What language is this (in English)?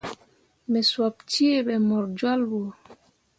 Mundang